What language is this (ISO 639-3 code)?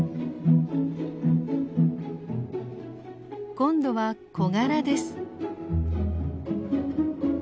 jpn